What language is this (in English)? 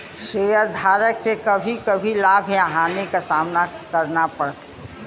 Bhojpuri